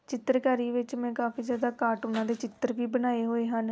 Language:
Punjabi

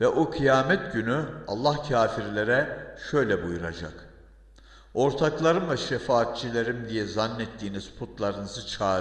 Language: Turkish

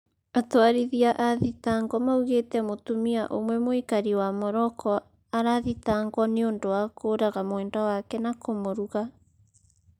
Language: Kikuyu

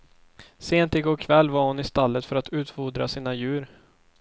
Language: Swedish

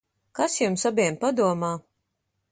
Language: Latvian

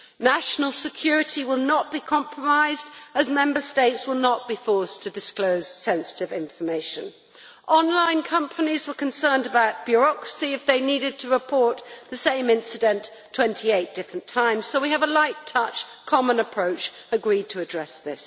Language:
English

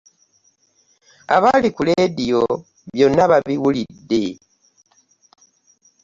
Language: Ganda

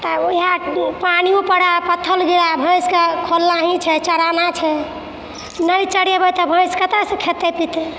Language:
Maithili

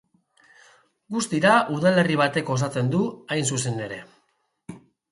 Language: Basque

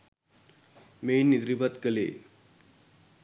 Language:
Sinhala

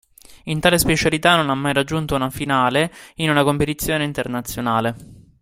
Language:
Italian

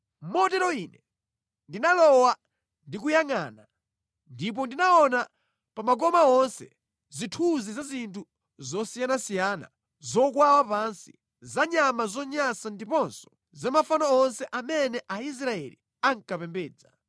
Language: Nyanja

